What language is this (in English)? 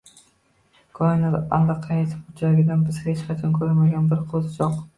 Uzbek